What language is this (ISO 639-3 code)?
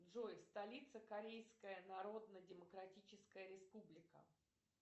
rus